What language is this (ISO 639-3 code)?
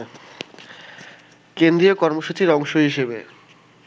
ben